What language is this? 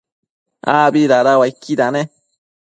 Matsés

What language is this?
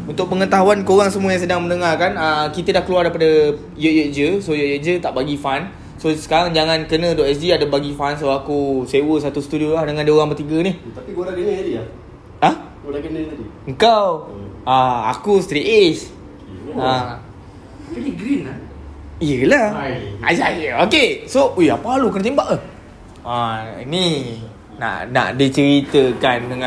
Malay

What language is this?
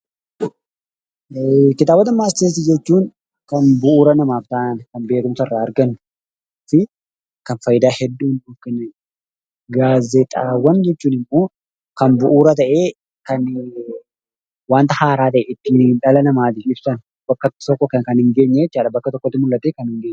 Oromo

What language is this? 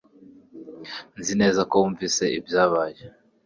Kinyarwanda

